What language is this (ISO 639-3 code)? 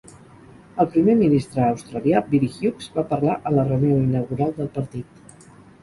cat